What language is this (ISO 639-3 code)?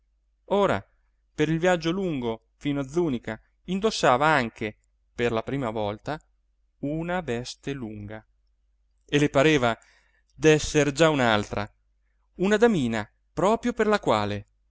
ita